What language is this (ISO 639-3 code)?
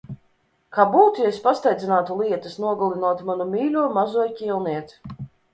lav